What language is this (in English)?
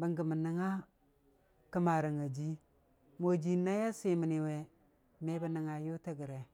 Dijim-Bwilim